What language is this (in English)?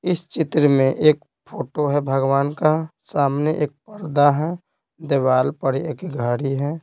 Hindi